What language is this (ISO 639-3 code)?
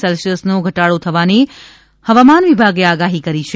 guj